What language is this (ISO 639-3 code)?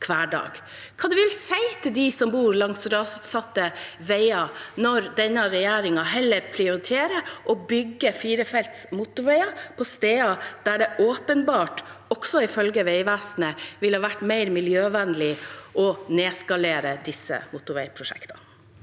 nor